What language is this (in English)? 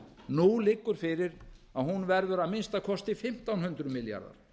Icelandic